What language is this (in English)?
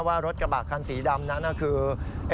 Thai